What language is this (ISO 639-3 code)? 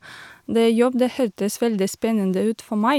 nor